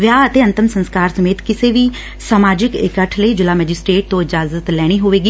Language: Punjabi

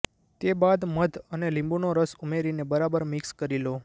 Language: Gujarati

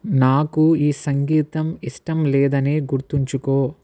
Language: Telugu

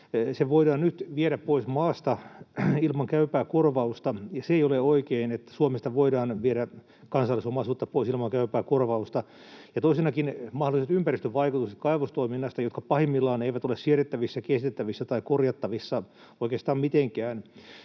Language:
Finnish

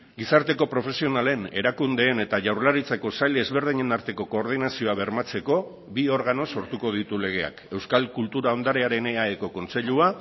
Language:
Basque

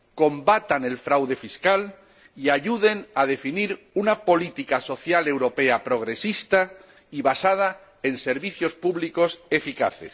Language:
Spanish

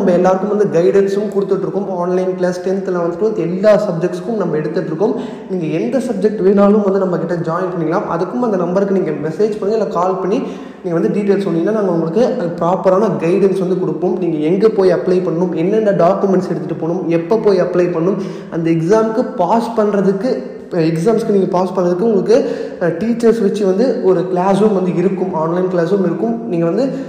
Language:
Tamil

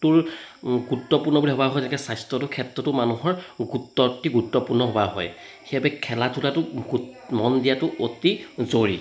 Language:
Assamese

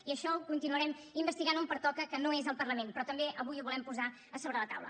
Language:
Catalan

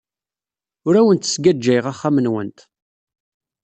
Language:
Kabyle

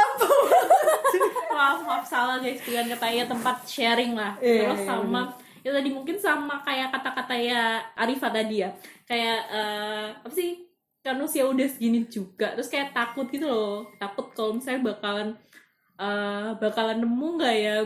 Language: Indonesian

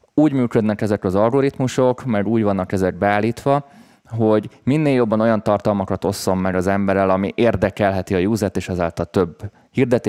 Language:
Hungarian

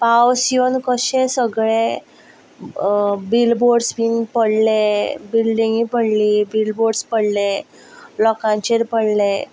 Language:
Konkani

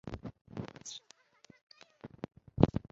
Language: Chinese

